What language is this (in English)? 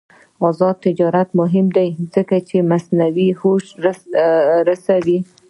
Pashto